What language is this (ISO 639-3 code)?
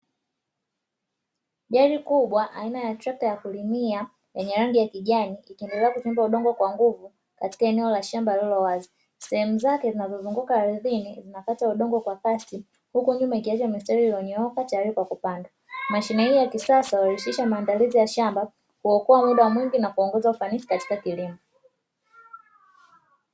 swa